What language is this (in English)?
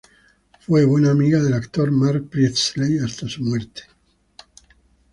Spanish